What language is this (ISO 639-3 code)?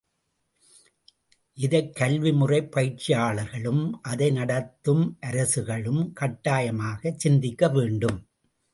tam